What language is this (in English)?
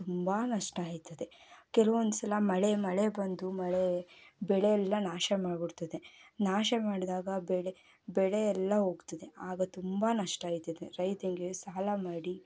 Kannada